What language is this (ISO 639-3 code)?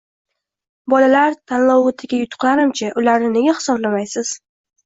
uzb